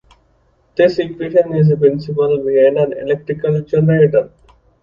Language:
English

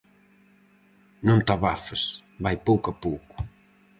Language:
Galician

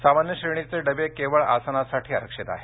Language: Marathi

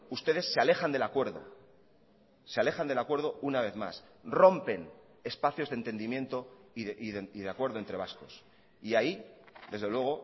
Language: Spanish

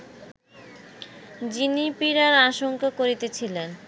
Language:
Bangla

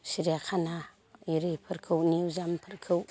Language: Bodo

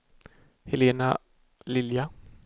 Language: Swedish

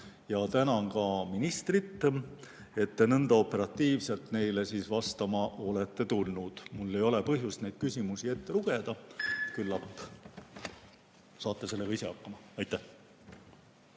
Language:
Estonian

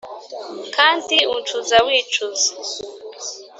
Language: Kinyarwanda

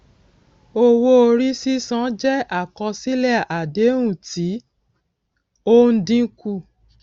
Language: Yoruba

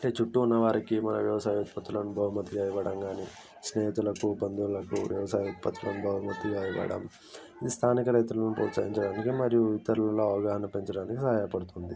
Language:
Telugu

